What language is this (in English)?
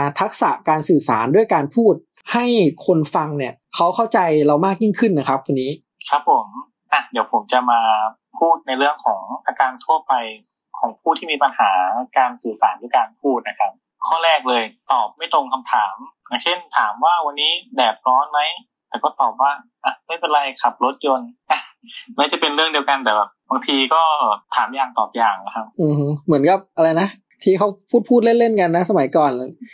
Thai